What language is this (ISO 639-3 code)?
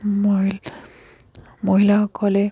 asm